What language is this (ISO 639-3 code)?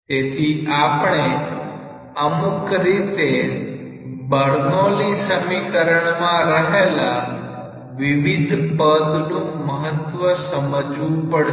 guj